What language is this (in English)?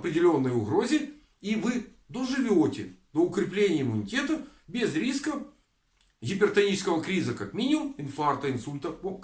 Russian